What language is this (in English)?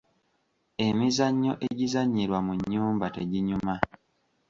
Ganda